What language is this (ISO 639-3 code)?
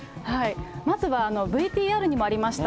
jpn